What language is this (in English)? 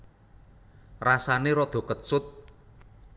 Javanese